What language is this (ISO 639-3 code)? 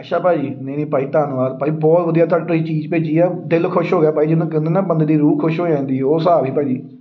pan